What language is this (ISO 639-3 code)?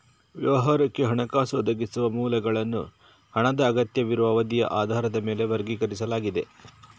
kan